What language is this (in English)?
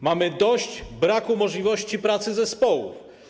Polish